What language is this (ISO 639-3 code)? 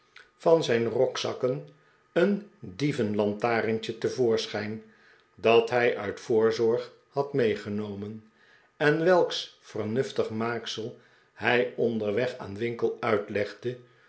nld